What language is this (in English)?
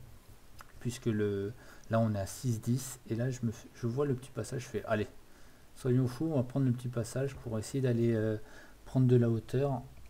French